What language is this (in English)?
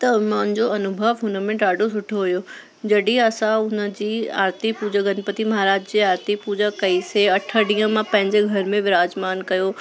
Sindhi